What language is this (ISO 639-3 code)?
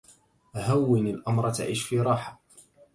ara